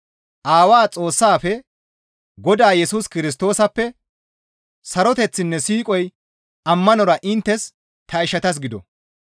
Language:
Gamo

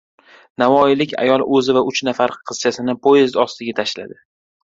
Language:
Uzbek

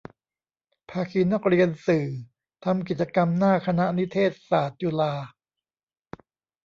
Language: Thai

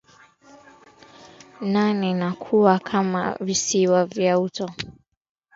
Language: Swahili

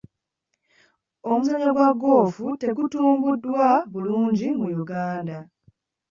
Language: Ganda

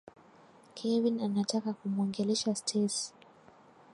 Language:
Swahili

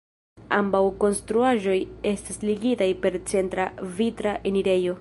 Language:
Esperanto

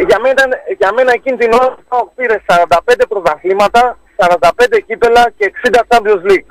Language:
Greek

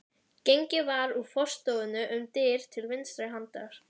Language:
Icelandic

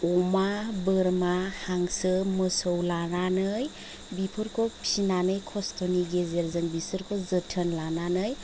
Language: Bodo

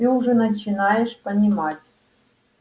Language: Russian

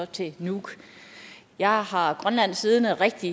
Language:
Danish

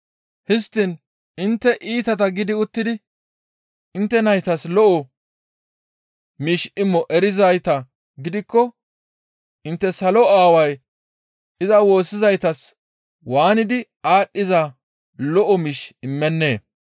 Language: Gamo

